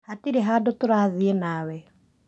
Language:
Kikuyu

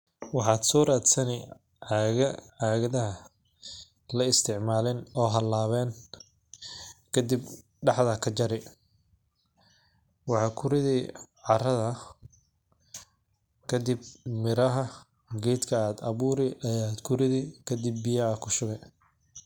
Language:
Somali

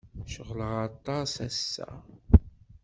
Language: Kabyle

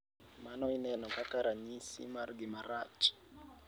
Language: Luo (Kenya and Tanzania)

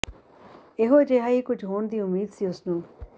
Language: Punjabi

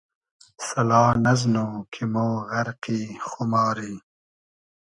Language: Hazaragi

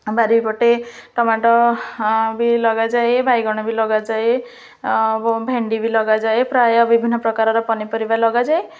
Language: Odia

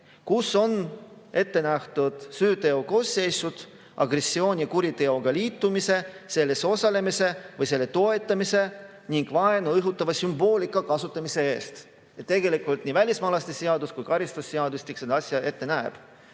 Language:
Estonian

